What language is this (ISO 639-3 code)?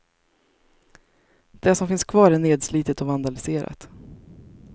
swe